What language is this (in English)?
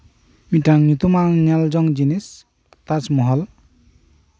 Santali